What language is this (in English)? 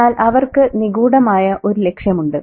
Malayalam